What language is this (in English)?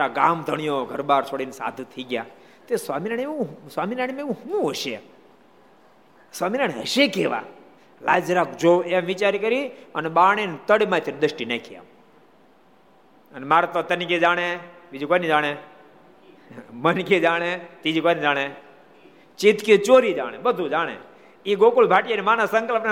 Gujarati